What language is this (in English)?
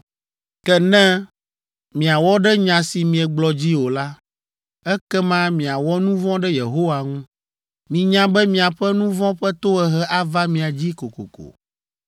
Ewe